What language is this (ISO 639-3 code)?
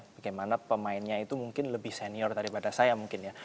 ind